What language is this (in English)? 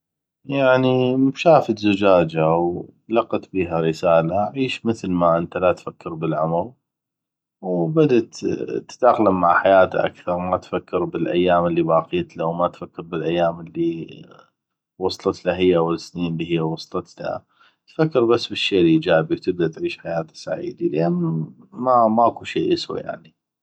North Mesopotamian Arabic